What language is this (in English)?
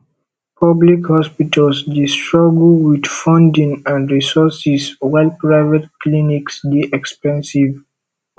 Nigerian Pidgin